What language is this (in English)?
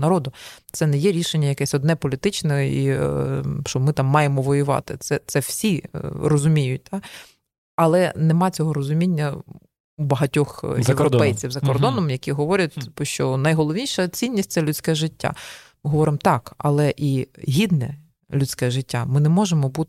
Ukrainian